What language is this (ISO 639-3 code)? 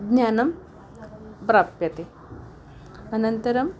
san